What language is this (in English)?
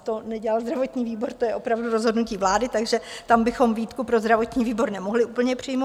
Czech